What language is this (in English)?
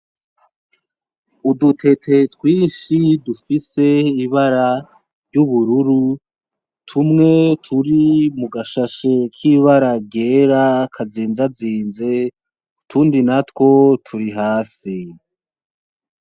Rundi